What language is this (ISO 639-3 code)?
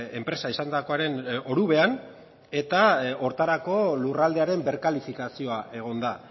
eus